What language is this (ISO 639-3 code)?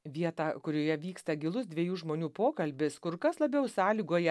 lit